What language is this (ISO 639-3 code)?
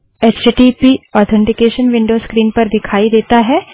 hin